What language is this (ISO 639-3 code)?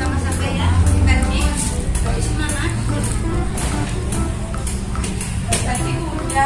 ind